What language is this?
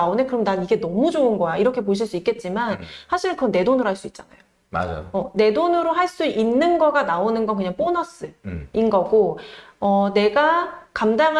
Korean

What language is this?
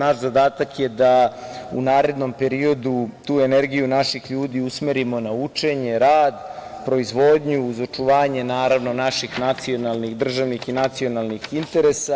Serbian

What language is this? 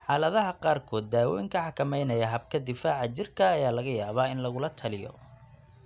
Somali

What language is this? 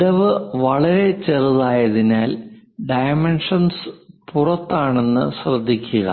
Malayalam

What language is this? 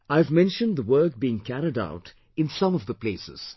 English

